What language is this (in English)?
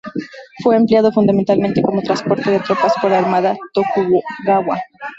Spanish